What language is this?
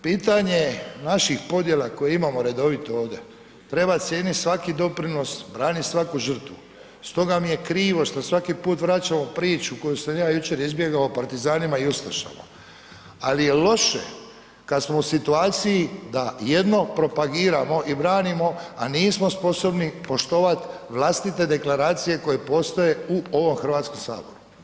Croatian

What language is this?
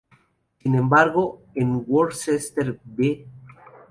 Spanish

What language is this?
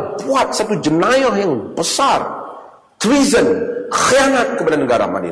Malay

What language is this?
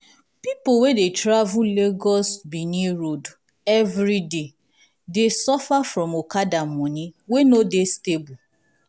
Nigerian Pidgin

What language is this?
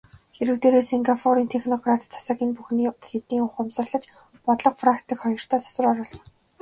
Mongolian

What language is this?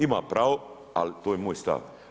Croatian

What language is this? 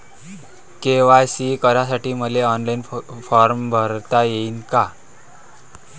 Marathi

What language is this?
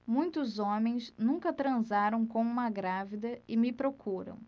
Portuguese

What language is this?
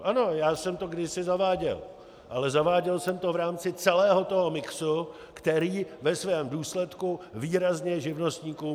Czech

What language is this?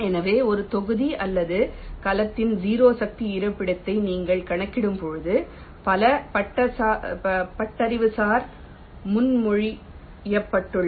Tamil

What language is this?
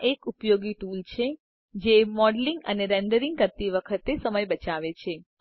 Gujarati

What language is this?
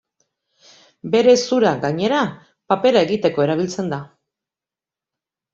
Basque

